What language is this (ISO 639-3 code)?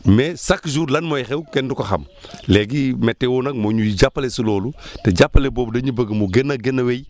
wol